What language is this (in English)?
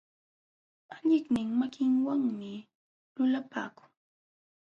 Jauja Wanca Quechua